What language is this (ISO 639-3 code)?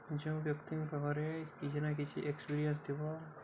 ori